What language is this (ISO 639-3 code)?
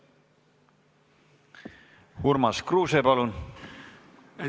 est